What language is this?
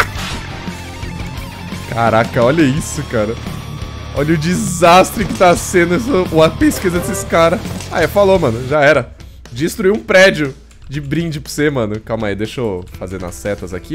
Portuguese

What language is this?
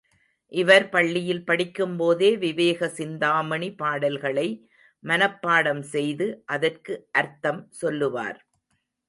Tamil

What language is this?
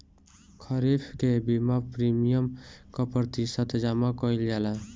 Bhojpuri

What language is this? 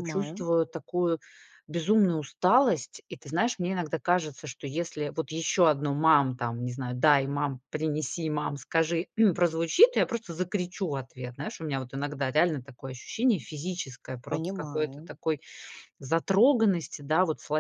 Russian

